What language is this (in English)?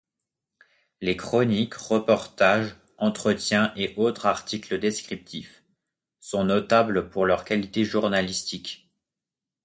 French